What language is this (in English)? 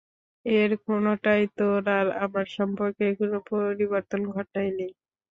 Bangla